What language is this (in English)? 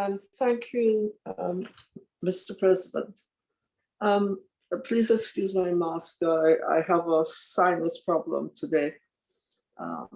English